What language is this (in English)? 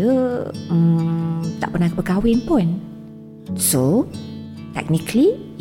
Malay